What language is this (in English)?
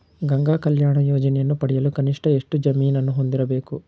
Kannada